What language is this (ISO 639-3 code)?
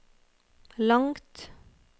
nor